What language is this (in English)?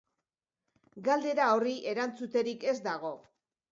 Basque